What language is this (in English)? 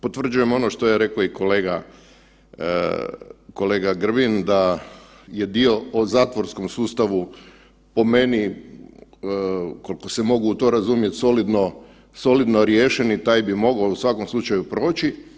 Croatian